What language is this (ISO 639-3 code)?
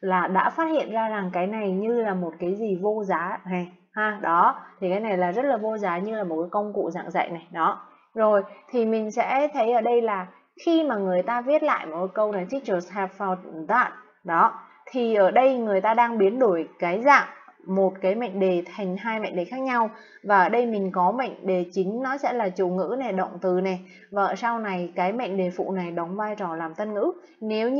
vie